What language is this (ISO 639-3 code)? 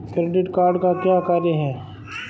hin